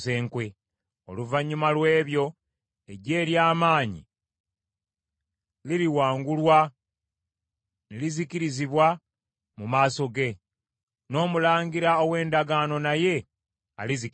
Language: Ganda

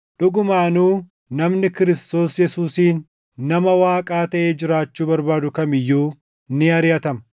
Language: Oromo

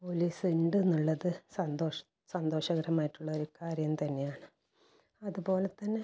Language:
Malayalam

